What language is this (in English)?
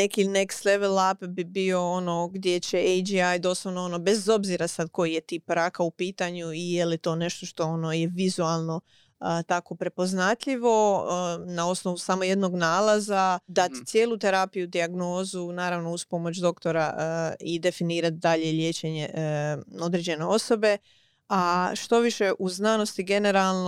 Croatian